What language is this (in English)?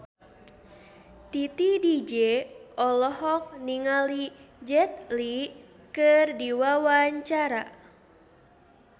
Sundanese